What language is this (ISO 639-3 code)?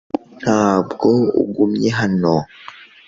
kin